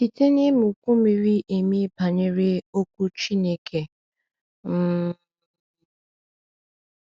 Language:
Igbo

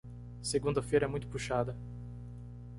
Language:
Portuguese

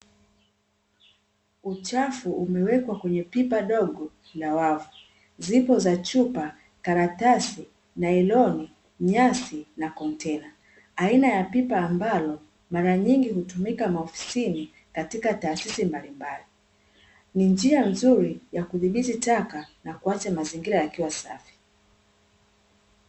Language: Swahili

